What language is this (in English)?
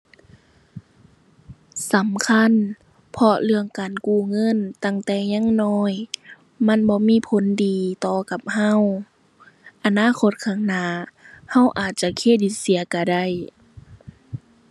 Thai